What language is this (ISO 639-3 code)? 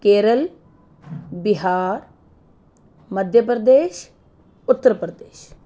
pan